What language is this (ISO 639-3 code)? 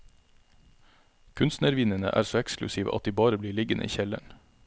nor